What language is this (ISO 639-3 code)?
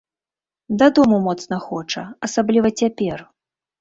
bel